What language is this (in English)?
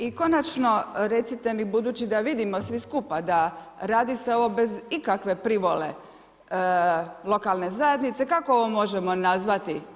Croatian